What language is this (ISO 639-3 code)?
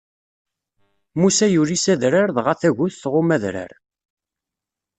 kab